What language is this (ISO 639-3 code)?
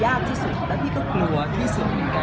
tha